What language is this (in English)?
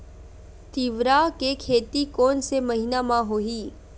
Chhattisgarhi